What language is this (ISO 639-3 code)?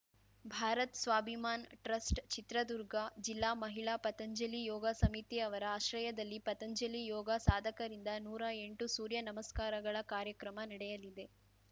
kan